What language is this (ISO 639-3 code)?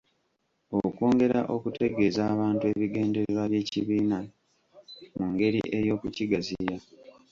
lug